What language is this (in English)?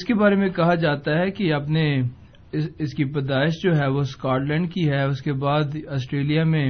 Urdu